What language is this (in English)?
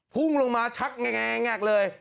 Thai